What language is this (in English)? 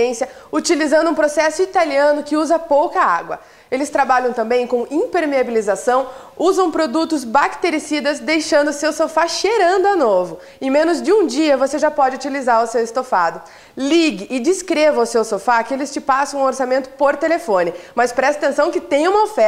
Portuguese